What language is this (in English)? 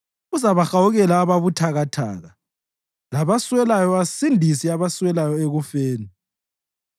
North Ndebele